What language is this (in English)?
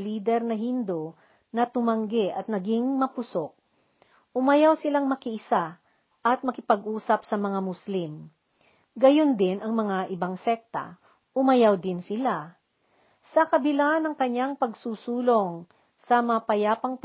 Filipino